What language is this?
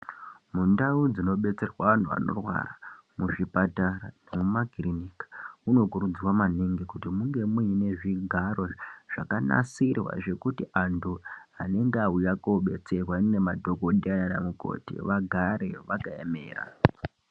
Ndau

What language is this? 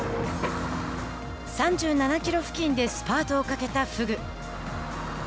Japanese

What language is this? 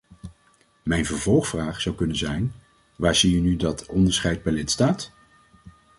Dutch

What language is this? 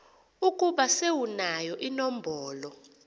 Xhosa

